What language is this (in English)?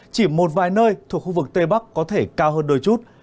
Vietnamese